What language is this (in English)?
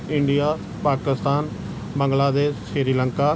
Punjabi